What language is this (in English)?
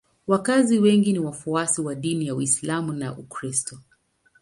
Swahili